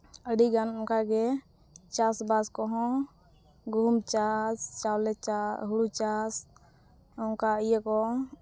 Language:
Santali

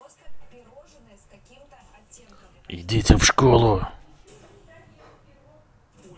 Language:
Russian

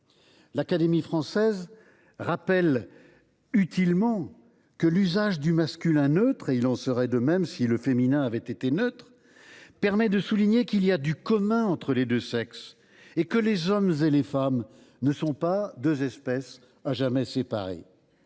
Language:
French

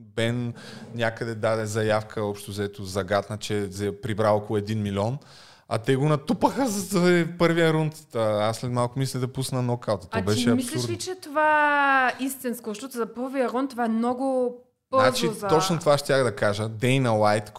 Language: Bulgarian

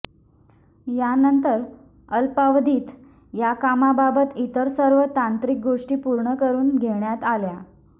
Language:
Marathi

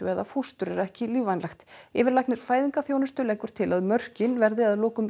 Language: Icelandic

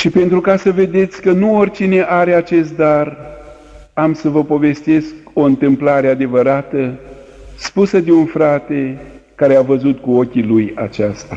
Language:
Romanian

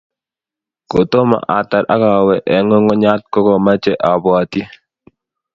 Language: Kalenjin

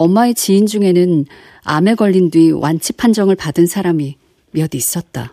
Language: Korean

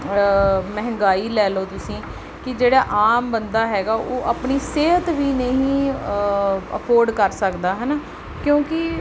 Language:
Punjabi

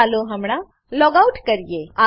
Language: Gujarati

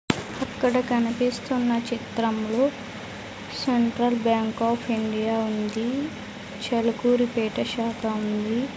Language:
Telugu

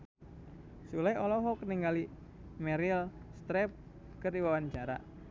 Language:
Sundanese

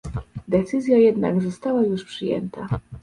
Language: Polish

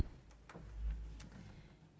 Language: Danish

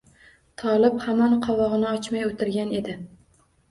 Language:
Uzbek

